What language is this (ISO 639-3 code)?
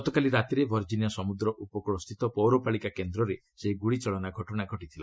ori